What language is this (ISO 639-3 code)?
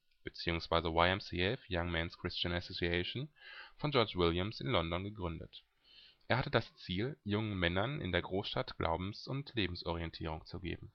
deu